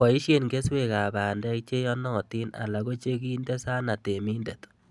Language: Kalenjin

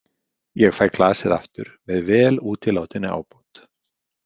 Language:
Icelandic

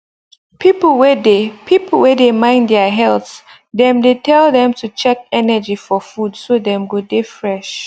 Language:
Nigerian Pidgin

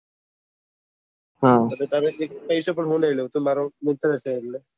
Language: Gujarati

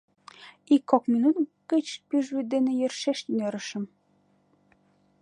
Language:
Mari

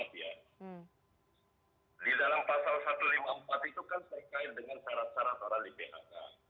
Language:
Indonesian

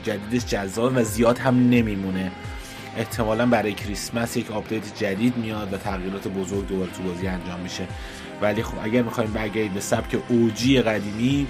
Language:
Persian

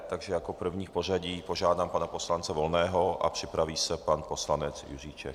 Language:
Czech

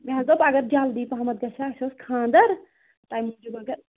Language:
Kashmiri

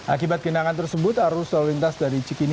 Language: Indonesian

